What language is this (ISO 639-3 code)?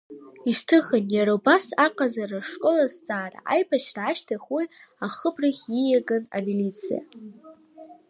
abk